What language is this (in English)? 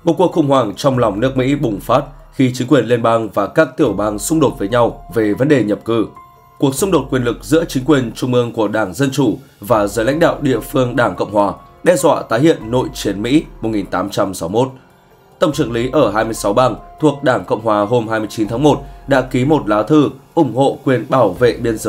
Vietnamese